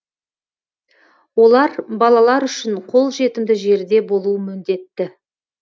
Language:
Kazakh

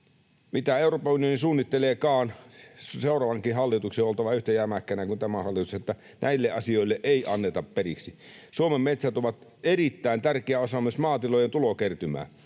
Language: Finnish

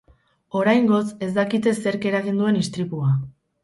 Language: Basque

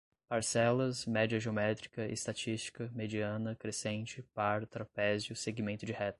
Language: Portuguese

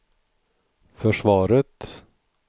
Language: Swedish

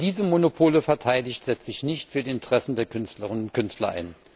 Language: German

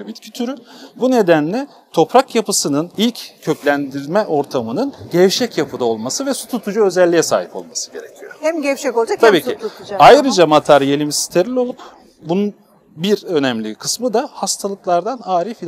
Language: Turkish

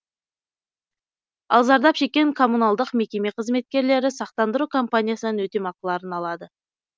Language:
Kazakh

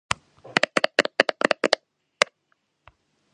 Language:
Georgian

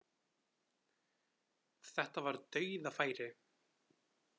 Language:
Icelandic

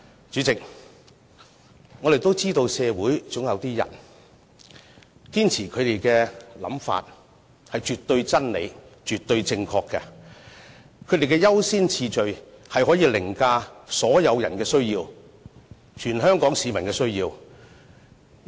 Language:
Cantonese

